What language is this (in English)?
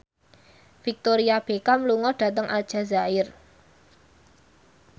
Javanese